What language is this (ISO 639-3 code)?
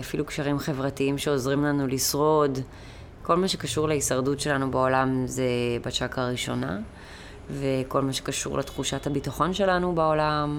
heb